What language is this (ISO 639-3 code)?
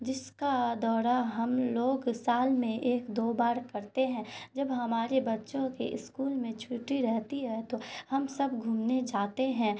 urd